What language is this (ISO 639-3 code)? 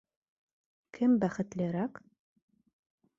bak